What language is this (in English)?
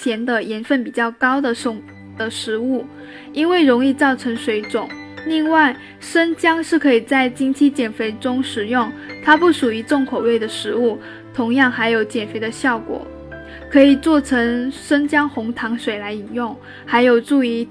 Chinese